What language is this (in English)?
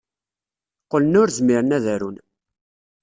Kabyle